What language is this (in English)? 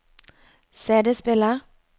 Norwegian